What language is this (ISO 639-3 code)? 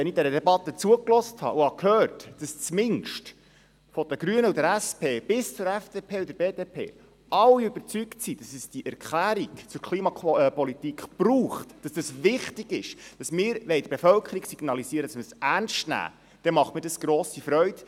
gsw